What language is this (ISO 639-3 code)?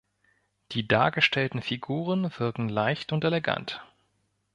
deu